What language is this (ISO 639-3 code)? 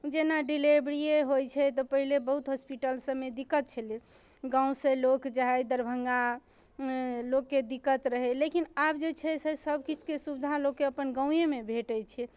mai